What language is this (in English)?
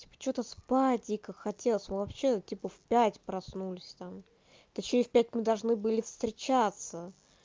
Russian